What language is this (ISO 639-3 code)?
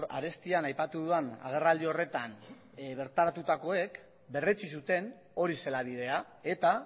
eus